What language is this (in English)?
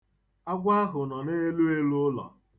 Igbo